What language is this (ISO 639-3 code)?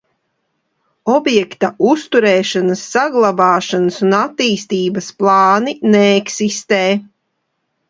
lav